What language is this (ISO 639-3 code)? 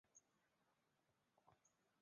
zho